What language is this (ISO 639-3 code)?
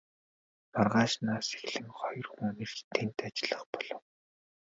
mon